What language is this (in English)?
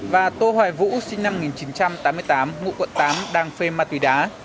Vietnamese